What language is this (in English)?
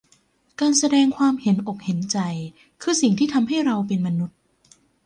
Thai